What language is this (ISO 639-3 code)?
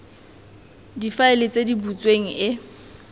tsn